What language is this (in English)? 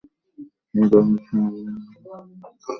Bangla